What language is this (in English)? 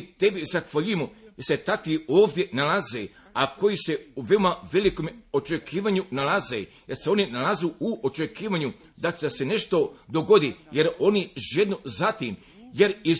Croatian